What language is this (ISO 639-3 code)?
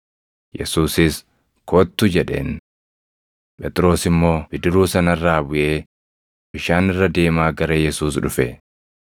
orm